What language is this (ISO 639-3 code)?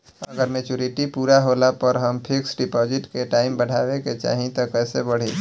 bho